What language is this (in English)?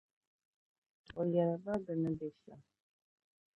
Dagbani